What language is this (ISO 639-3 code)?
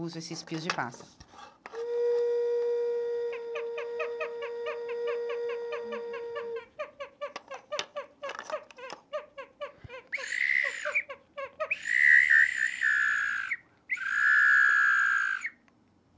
por